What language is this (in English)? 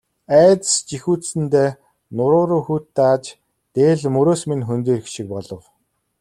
Mongolian